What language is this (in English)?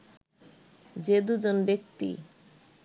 Bangla